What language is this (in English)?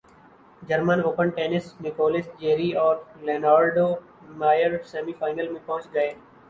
Urdu